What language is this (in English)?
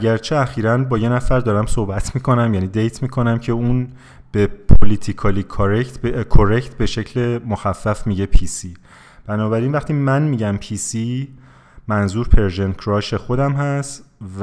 Persian